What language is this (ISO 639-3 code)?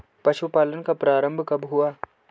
hin